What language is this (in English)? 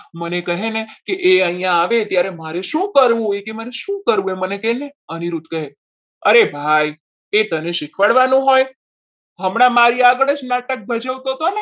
Gujarati